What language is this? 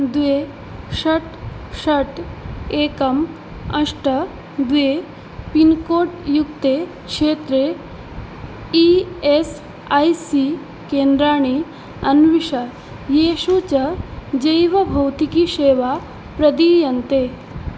Sanskrit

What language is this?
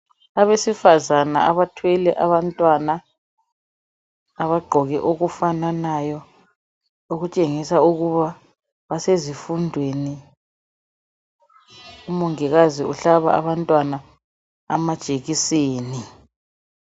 North Ndebele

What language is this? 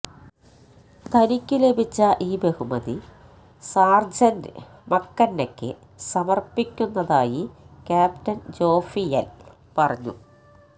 Malayalam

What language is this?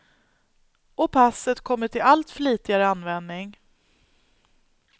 Swedish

